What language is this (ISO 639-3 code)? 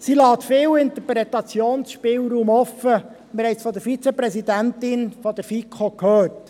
gsw